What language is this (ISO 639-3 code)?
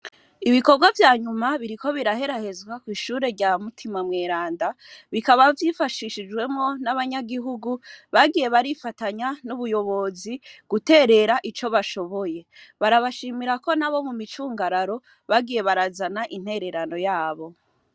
run